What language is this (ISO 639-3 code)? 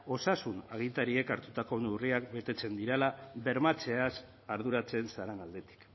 eus